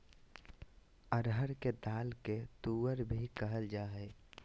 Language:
Magahi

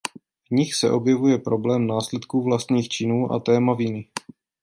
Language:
Czech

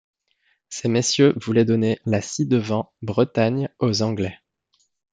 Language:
French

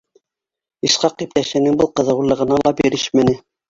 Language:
Bashkir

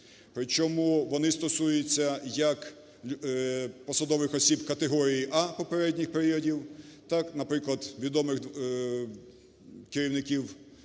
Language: Ukrainian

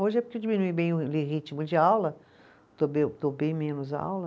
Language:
Portuguese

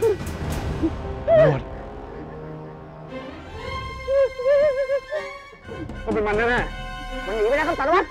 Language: Thai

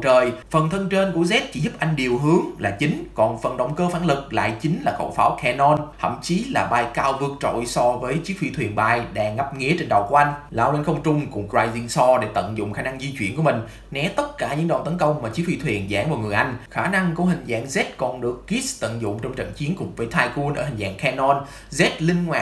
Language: Vietnamese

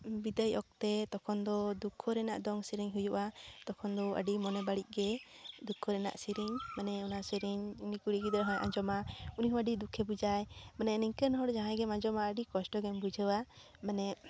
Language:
Santali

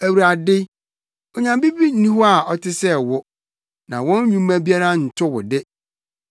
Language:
Akan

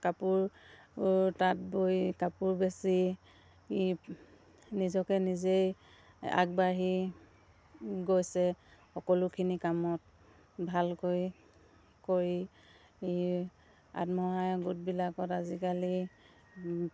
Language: Assamese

